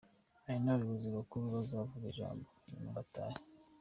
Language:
Kinyarwanda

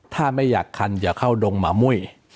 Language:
Thai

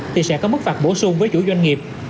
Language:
Vietnamese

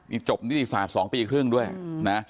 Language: Thai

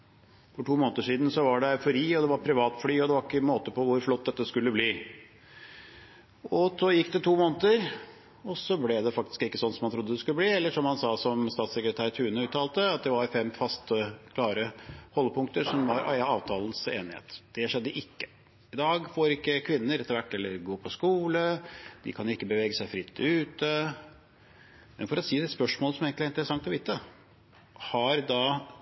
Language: Norwegian Bokmål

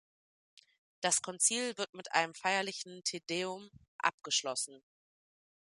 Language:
German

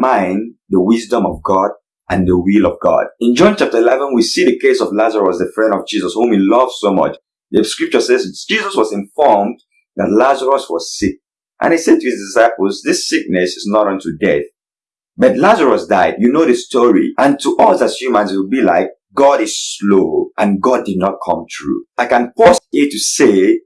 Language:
English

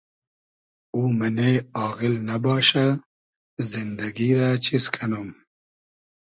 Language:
Hazaragi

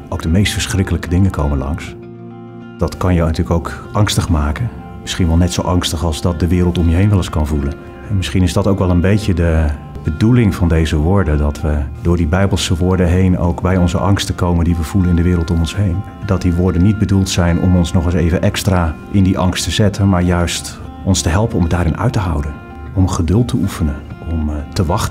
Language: Dutch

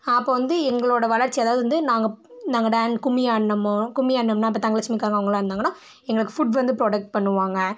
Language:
Tamil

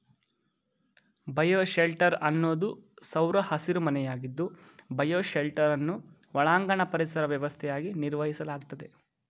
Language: Kannada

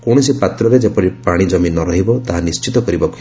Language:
Odia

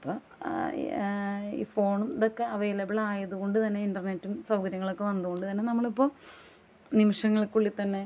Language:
Malayalam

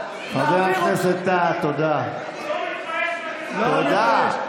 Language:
Hebrew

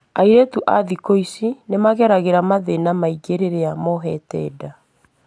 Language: Kikuyu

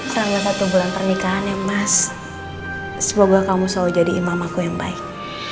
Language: Indonesian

